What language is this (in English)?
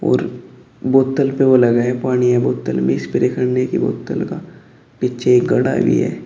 Hindi